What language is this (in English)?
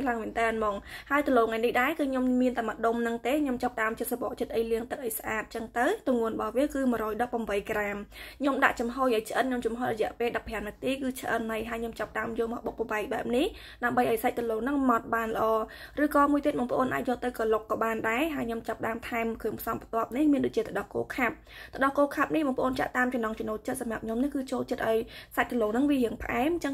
Vietnamese